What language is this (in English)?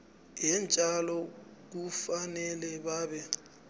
South Ndebele